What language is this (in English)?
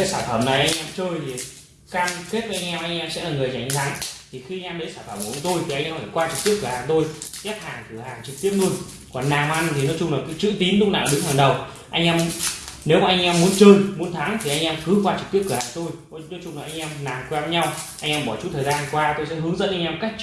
Vietnamese